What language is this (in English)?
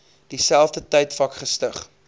Afrikaans